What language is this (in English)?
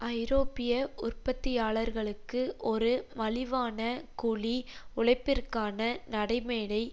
Tamil